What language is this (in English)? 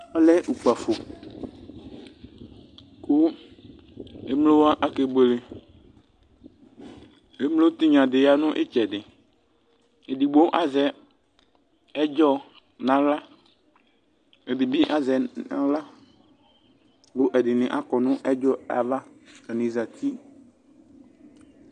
Ikposo